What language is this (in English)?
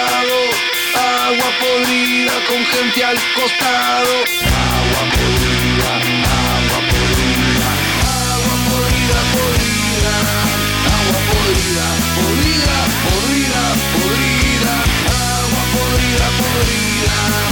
Spanish